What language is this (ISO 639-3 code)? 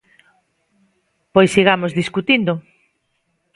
glg